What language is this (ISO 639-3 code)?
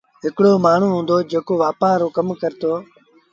sbn